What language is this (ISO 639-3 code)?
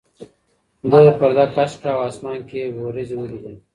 pus